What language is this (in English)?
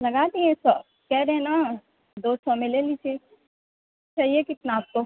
Urdu